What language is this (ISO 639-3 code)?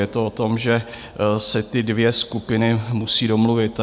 ces